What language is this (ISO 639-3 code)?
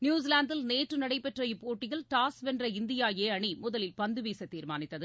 tam